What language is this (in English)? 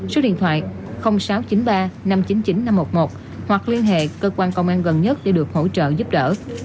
Vietnamese